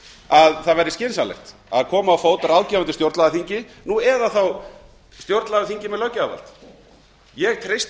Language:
Icelandic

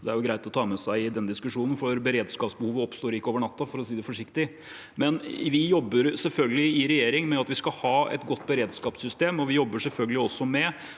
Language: Norwegian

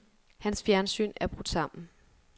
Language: Danish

